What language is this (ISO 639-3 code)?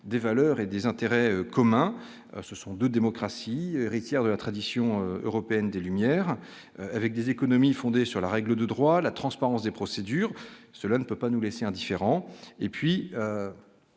fra